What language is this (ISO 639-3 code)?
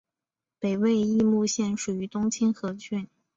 zho